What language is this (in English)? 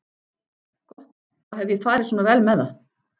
Icelandic